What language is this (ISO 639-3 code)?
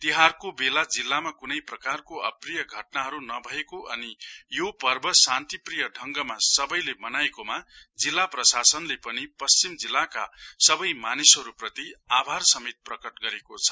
nep